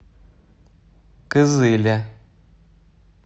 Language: Russian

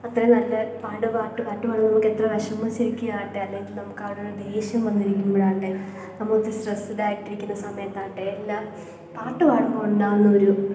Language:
Malayalam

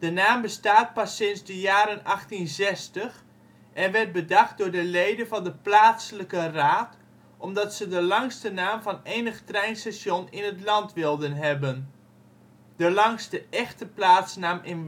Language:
Dutch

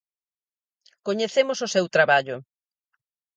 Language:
Galician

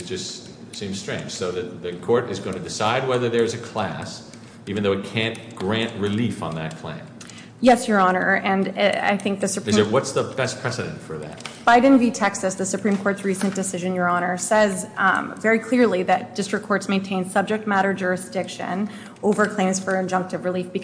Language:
English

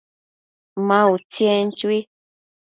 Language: Matsés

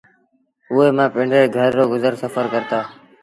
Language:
Sindhi Bhil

